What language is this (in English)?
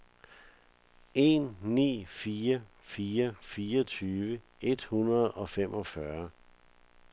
Danish